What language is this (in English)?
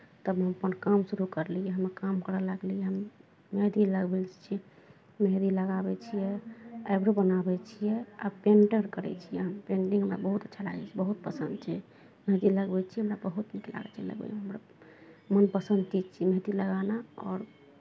Maithili